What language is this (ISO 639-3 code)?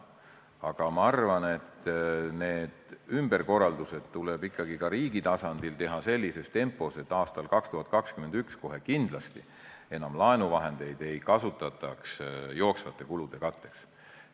est